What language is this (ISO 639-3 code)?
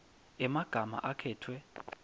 ssw